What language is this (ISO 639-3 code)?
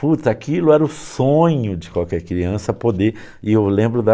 por